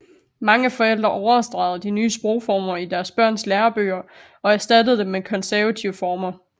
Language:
Danish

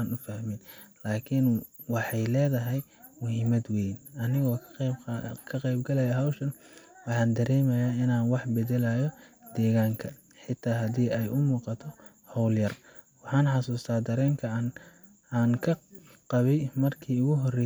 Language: Somali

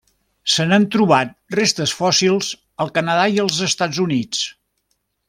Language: Catalan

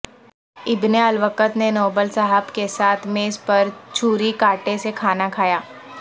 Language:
Urdu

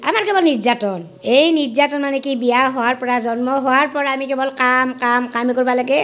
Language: Assamese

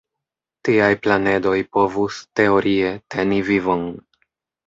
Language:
Esperanto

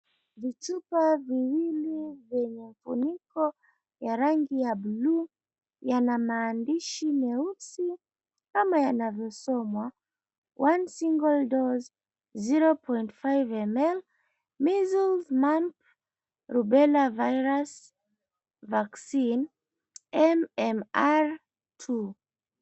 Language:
Swahili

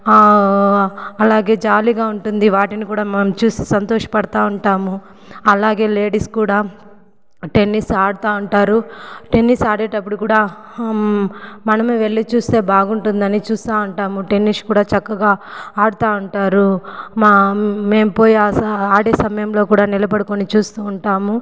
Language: Telugu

